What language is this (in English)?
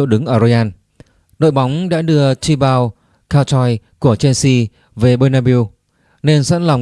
Vietnamese